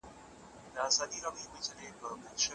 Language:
Pashto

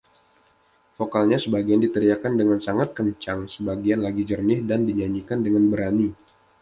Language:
Indonesian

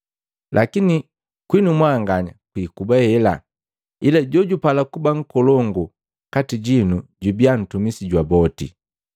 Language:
Matengo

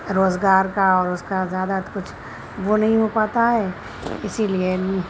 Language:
Urdu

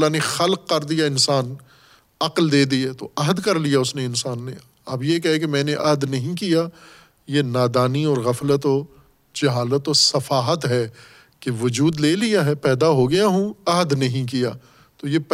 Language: Urdu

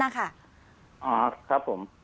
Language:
Thai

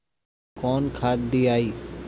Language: Bhojpuri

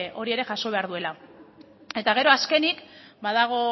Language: Basque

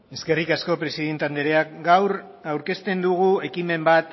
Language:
Basque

